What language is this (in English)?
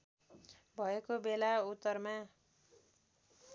Nepali